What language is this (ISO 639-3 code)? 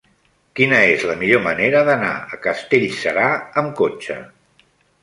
cat